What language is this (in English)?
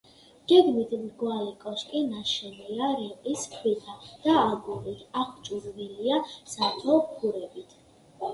Georgian